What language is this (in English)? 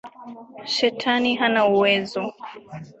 Swahili